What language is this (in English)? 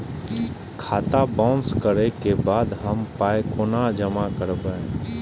Maithili